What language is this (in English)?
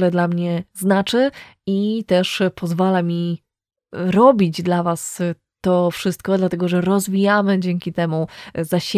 Polish